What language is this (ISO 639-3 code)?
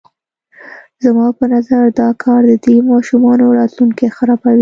pus